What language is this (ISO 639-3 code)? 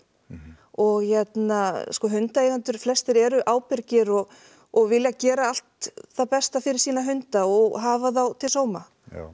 isl